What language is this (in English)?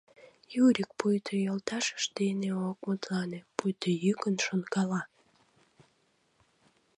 Mari